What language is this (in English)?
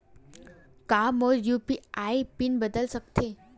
Chhattisgarhi